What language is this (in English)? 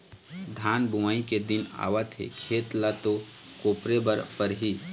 Chhattisgarhi